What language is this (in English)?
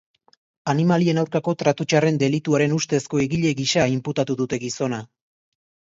Basque